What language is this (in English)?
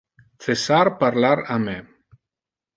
Interlingua